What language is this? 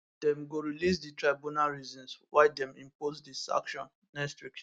Nigerian Pidgin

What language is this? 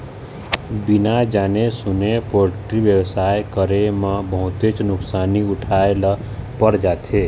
Chhattisgarhi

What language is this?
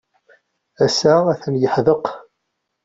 Kabyle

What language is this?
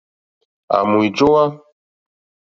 Mokpwe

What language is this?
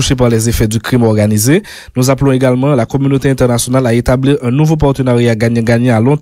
French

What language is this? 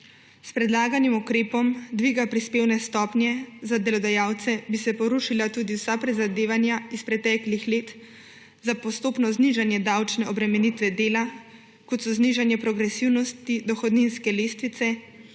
Slovenian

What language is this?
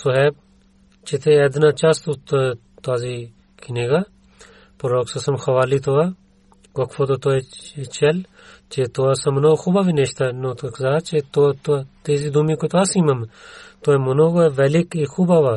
Bulgarian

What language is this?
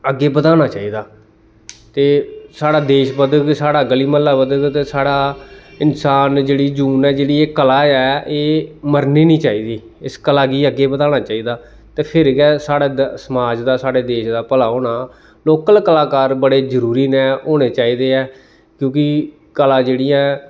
Dogri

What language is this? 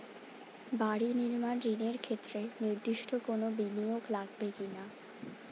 Bangla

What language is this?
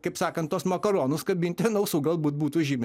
Lithuanian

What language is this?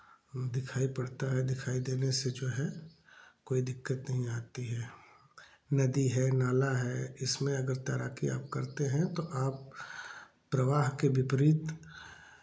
Hindi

